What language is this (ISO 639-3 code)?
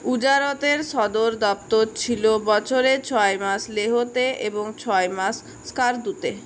ben